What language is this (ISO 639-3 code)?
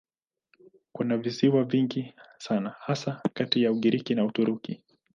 swa